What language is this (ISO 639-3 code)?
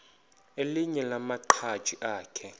xho